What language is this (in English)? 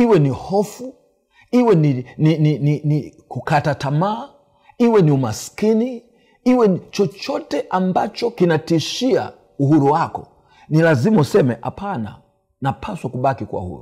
Swahili